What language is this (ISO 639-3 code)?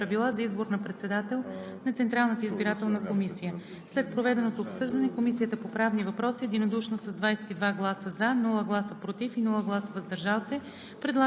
bul